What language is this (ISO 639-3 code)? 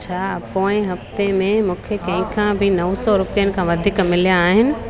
snd